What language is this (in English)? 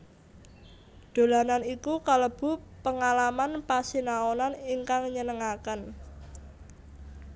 Javanese